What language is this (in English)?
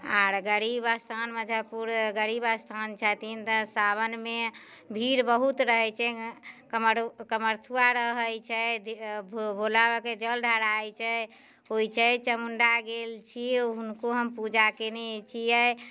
Maithili